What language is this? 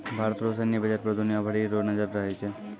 Maithili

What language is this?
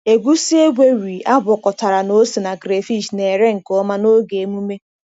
Igbo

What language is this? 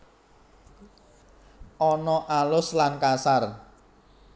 Javanese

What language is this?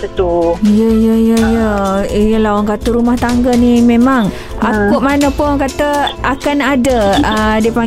Malay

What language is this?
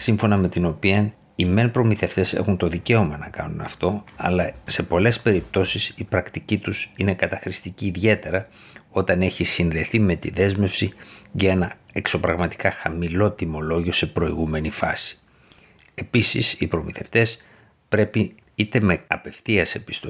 Greek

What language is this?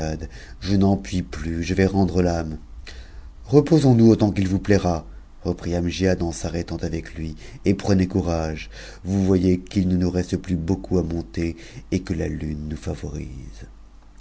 French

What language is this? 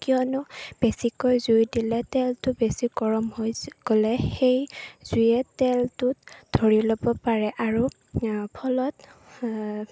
Assamese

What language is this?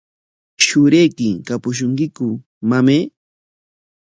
Corongo Ancash Quechua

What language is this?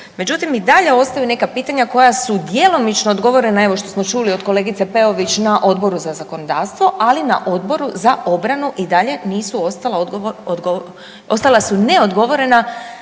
Croatian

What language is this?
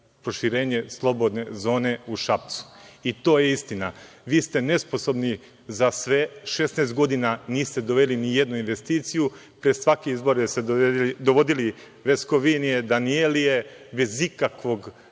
Serbian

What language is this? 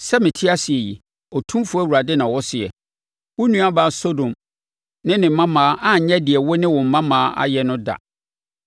Akan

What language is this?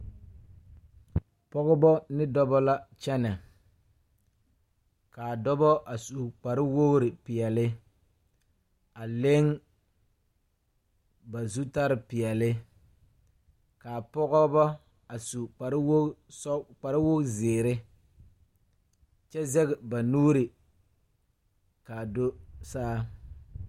Southern Dagaare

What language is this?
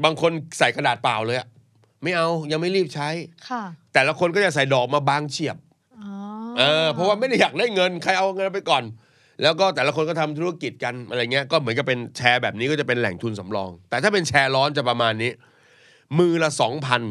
Thai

